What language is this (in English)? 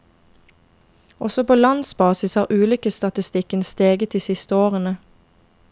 Norwegian